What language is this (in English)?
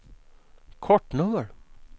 Swedish